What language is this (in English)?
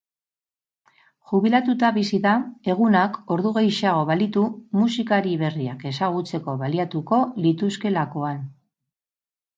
Basque